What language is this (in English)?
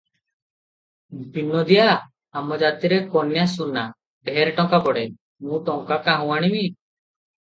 Odia